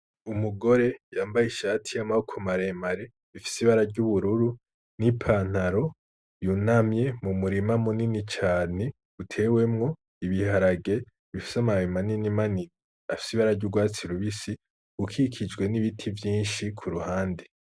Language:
Rundi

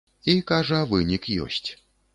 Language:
Belarusian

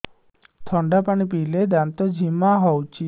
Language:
Odia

